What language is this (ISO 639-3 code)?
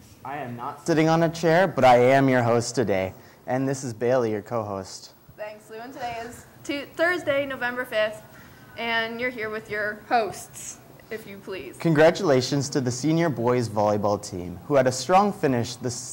eng